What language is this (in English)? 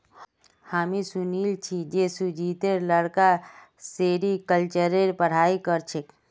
Magahi